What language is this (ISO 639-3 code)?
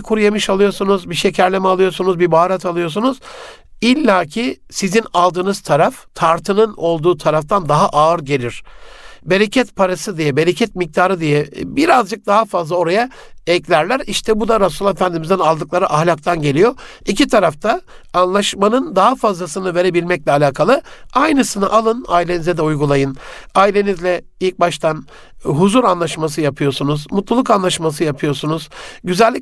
tur